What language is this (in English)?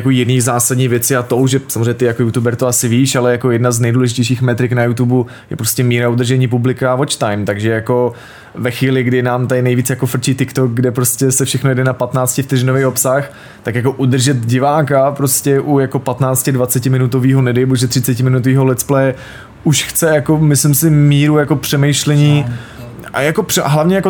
Czech